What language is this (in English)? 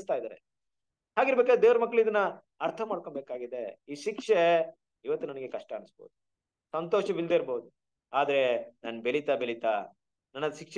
Kannada